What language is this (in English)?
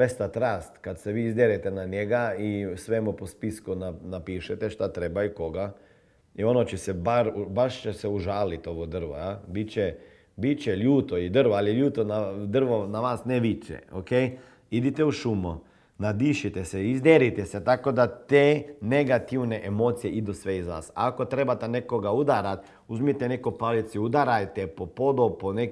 Croatian